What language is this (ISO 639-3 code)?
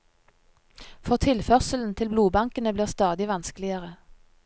nor